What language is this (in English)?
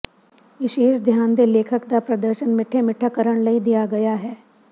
Punjabi